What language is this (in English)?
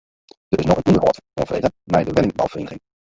Western Frisian